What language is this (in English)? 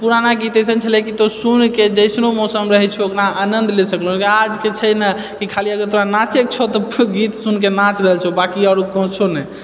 Maithili